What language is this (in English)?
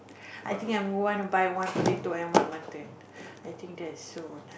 English